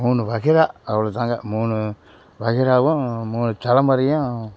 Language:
Tamil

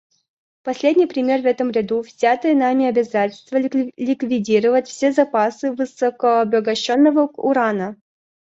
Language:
Russian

